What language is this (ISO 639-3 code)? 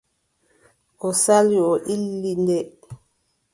fub